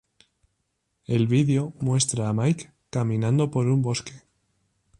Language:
Spanish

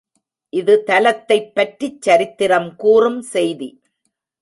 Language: Tamil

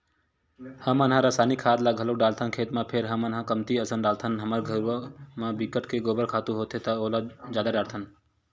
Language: Chhattisgarhi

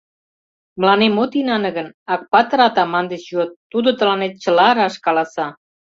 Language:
Mari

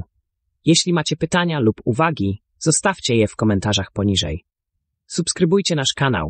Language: Polish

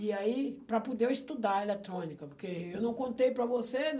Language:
Portuguese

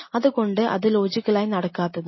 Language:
Malayalam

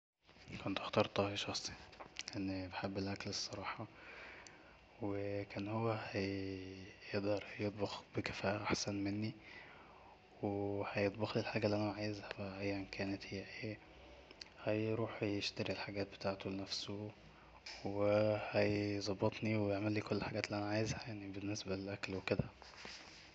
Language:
Egyptian Arabic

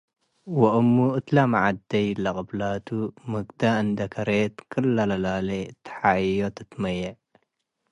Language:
Tigre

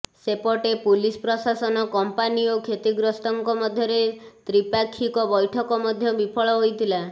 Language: Odia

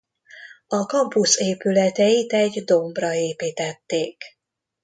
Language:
Hungarian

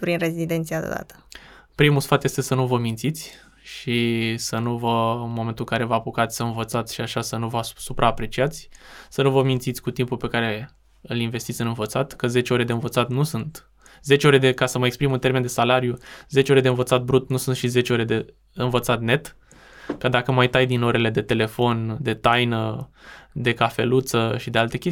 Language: Romanian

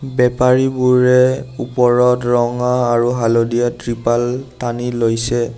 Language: Assamese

